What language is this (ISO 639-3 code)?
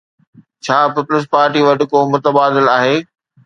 snd